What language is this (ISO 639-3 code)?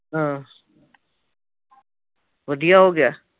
pan